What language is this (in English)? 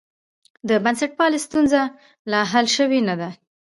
Pashto